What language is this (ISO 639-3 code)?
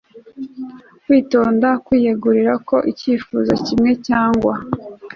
kin